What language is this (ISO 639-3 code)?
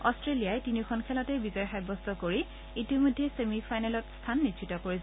asm